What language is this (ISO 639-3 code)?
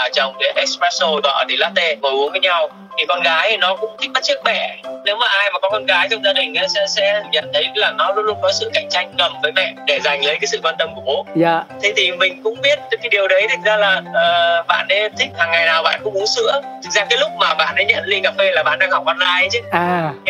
vie